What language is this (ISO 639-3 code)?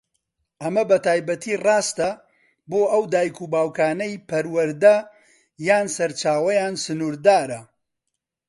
ckb